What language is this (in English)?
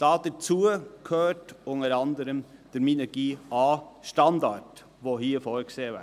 Swiss German